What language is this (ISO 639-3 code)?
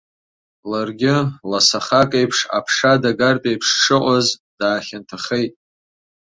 abk